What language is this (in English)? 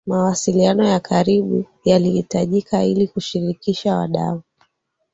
Swahili